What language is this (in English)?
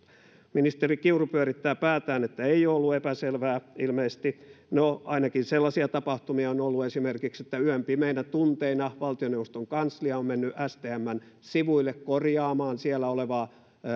Finnish